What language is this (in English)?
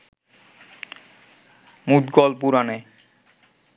Bangla